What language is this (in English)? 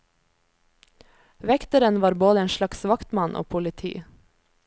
Norwegian